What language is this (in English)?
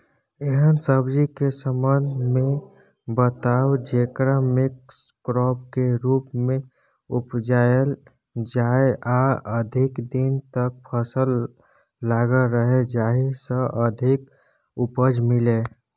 Maithili